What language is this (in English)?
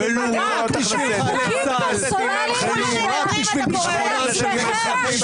Hebrew